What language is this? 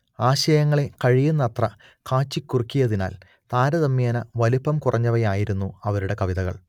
Malayalam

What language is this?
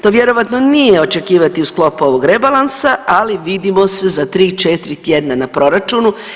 Croatian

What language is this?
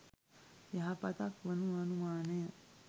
Sinhala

